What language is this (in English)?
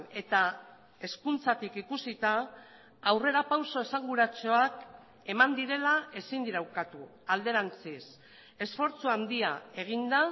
Basque